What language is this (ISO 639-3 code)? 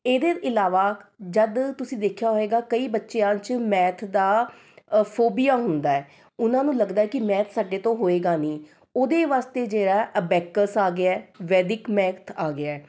pan